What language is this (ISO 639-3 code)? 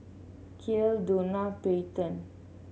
eng